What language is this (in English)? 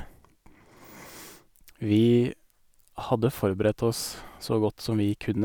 Norwegian